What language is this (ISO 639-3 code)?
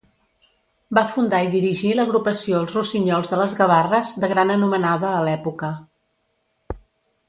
cat